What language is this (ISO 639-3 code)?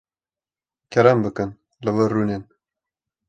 kur